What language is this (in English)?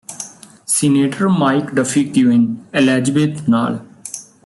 Punjabi